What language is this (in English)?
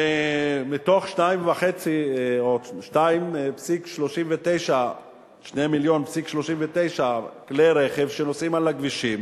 Hebrew